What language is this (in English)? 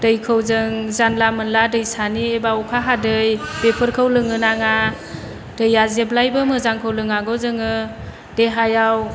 Bodo